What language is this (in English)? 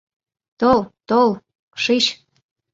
Mari